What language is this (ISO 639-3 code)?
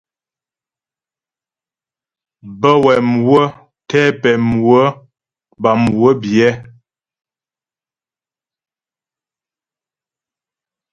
bbj